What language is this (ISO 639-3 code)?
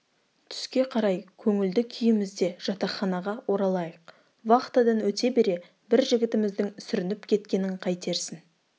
kaz